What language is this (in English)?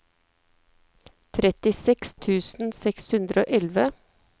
Norwegian